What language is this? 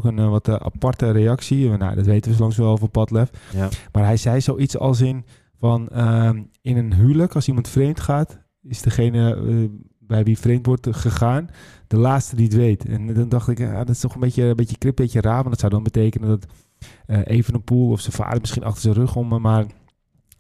Dutch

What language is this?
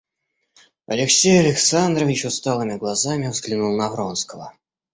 Russian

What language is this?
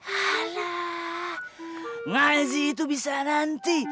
Indonesian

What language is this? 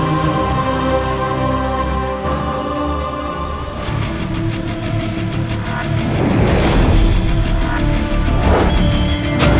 Indonesian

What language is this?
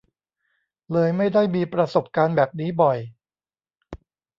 Thai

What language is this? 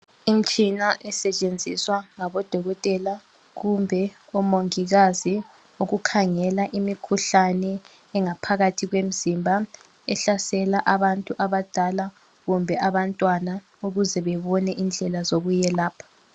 North Ndebele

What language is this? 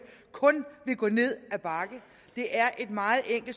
Danish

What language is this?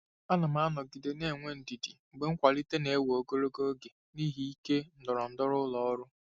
Igbo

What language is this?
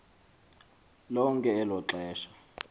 Xhosa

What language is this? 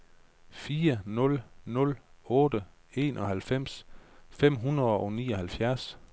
Danish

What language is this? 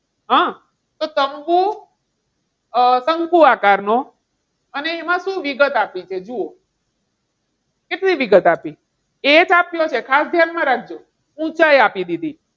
Gujarati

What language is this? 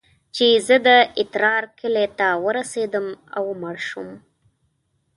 Pashto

